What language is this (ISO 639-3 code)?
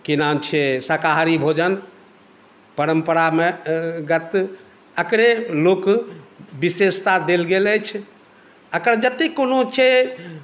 mai